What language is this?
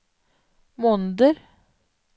Norwegian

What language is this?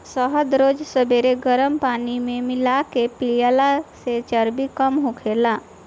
Bhojpuri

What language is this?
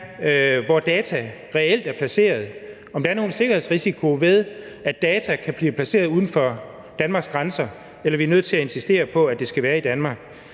Danish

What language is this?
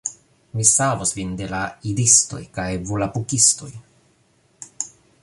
Esperanto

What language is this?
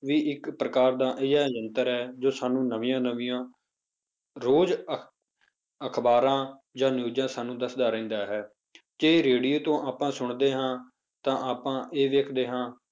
Punjabi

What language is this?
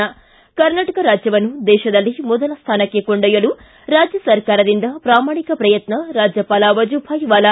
Kannada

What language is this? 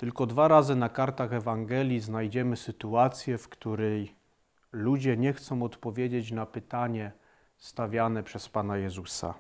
Polish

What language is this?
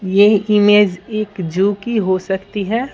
Hindi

